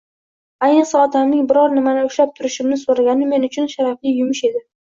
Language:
Uzbek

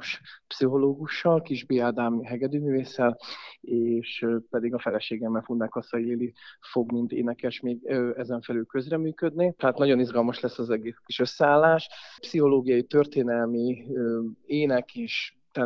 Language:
Hungarian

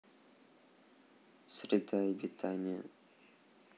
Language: Russian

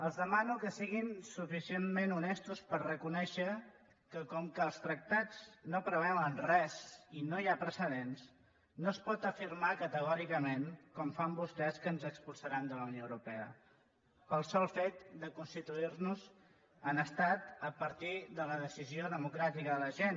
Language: Catalan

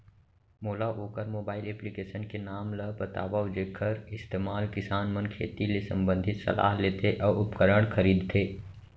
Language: Chhattisgarhi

